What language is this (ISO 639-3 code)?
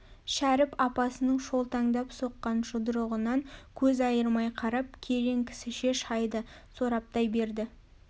kaz